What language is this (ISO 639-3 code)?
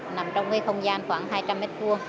vie